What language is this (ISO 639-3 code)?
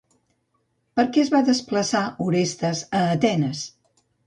cat